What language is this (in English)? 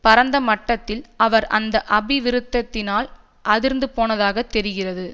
Tamil